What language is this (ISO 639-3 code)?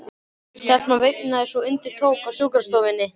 isl